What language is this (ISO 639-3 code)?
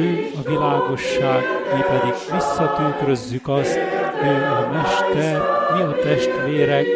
hun